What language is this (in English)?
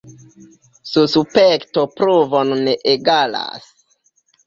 Esperanto